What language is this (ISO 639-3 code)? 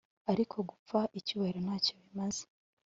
kin